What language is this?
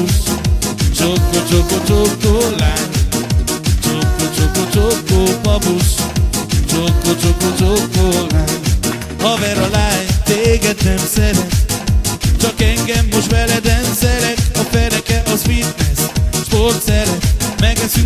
Hungarian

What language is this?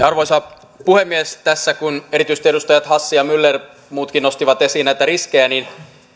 Finnish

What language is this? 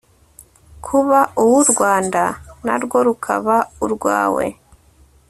Kinyarwanda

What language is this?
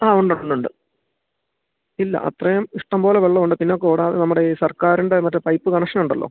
Malayalam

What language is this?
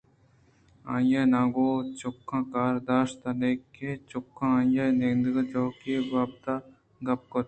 Eastern Balochi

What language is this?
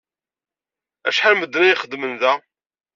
Kabyle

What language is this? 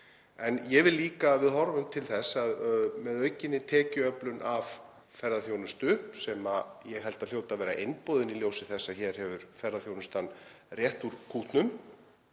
Icelandic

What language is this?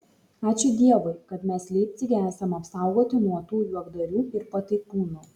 Lithuanian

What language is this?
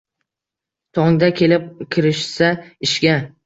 Uzbek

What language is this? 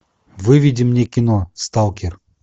Russian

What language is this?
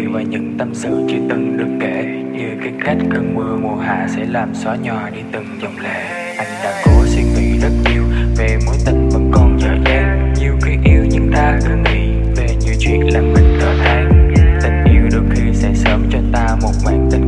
Vietnamese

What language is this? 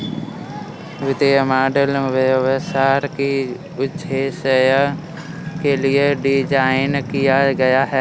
Hindi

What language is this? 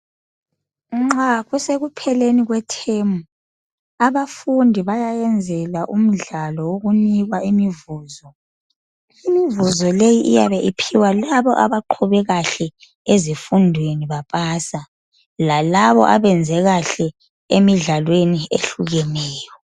North Ndebele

